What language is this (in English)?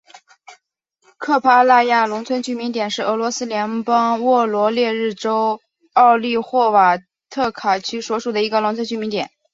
Chinese